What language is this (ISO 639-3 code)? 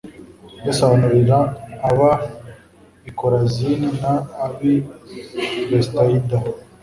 kin